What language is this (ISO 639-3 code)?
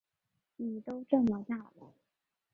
zho